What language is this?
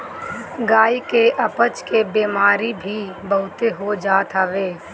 Bhojpuri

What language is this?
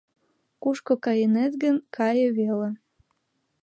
Mari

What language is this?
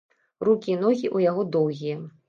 Belarusian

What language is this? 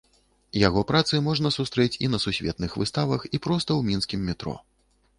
Belarusian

